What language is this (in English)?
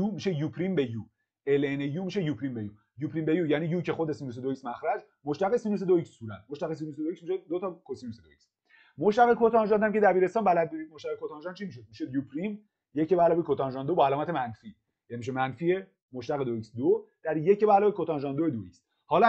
Persian